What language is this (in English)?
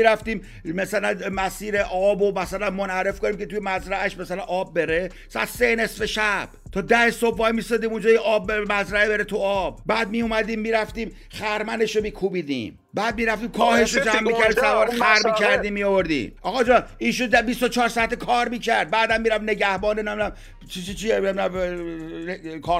Persian